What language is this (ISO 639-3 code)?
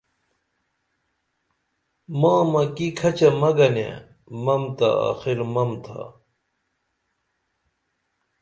dml